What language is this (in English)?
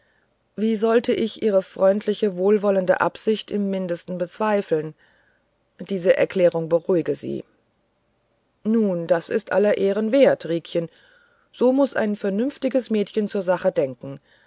German